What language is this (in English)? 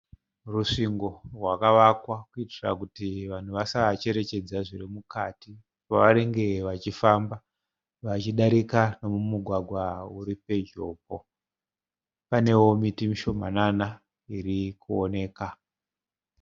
Shona